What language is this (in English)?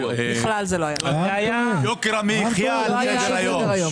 Hebrew